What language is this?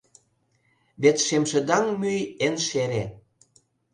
Mari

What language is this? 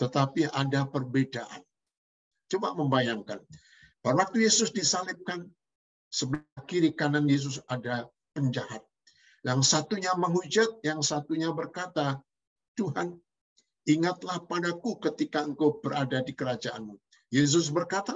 Indonesian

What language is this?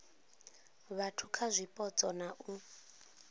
Venda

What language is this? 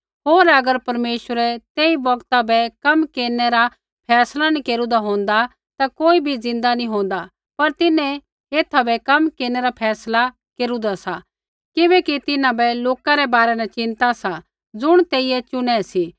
Kullu Pahari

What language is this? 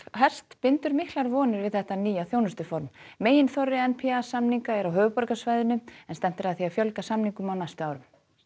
Icelandic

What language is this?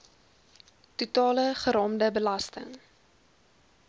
Afrikaans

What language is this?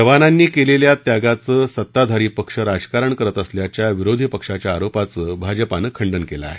Marathi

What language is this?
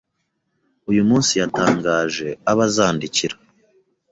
Kinyarwanda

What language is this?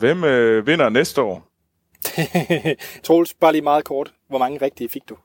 Danish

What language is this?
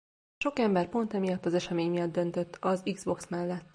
Hungarian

